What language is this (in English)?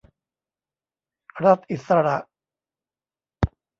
Thai